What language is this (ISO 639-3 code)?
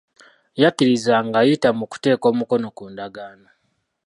lug